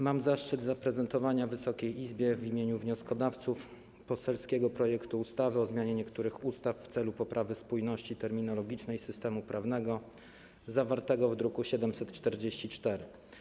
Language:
Polish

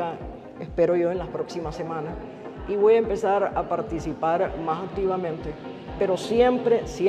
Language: Spanish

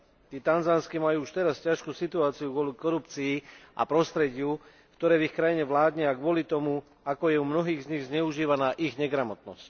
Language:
Slovak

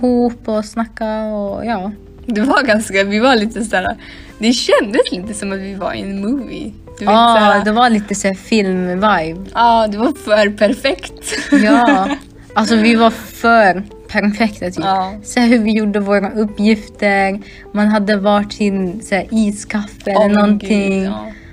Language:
Swedish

